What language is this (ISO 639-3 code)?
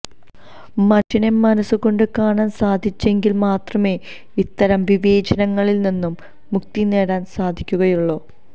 mal